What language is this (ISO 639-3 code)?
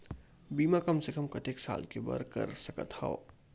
hne